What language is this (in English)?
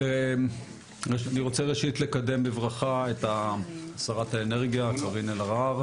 Hebrew